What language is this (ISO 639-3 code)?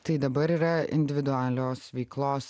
lit